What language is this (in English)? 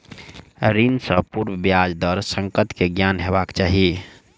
Maithili